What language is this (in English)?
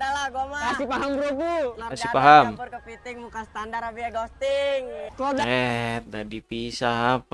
Indonesian